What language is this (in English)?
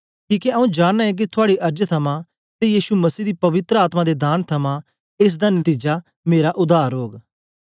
Dogri